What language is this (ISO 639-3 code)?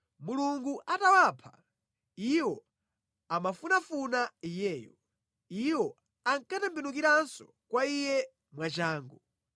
nya